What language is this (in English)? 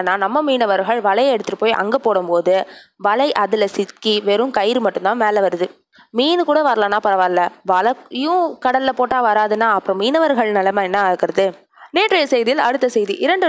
Tamil